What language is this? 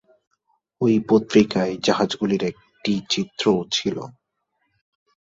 Bangla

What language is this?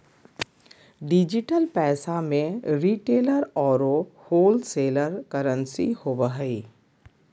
Magahi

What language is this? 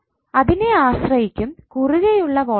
Malayalam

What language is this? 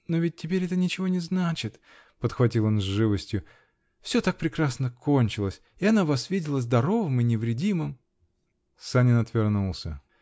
Russian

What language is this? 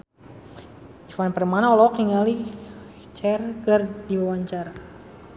Sundanese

